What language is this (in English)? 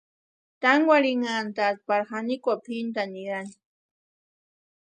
Western Highland Purepecha